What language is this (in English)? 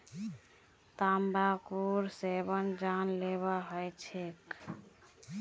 Magahi